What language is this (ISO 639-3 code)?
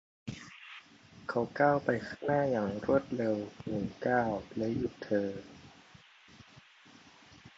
tha